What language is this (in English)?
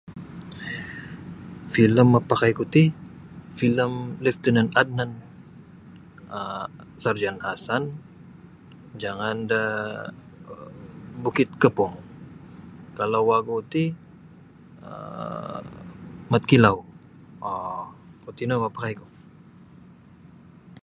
Sabah Bisaya